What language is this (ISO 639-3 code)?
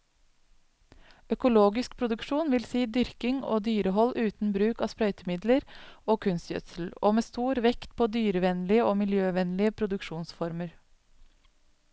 nor